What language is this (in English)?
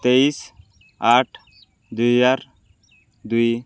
Odia